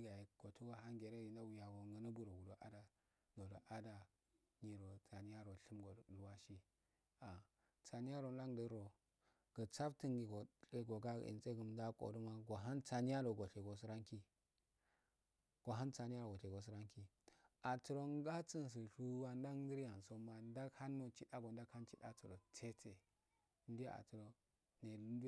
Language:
Afade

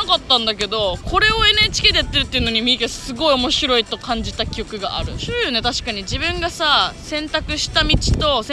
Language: Japanese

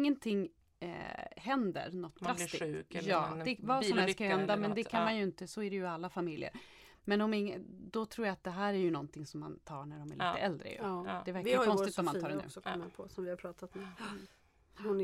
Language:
Swedish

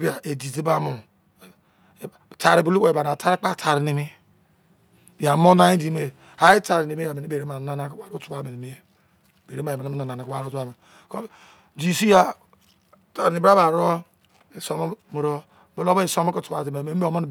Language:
Izon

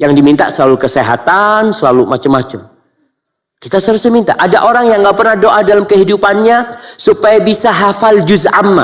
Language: Indonesian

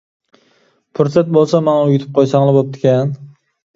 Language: Uyghur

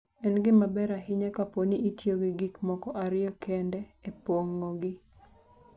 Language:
Luo (Kenya and Tanzania)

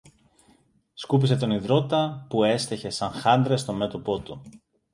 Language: Greek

